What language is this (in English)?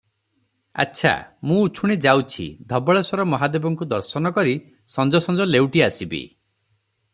Odia